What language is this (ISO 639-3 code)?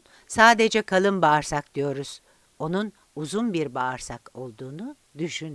tur